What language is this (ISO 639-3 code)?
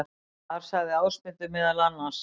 isl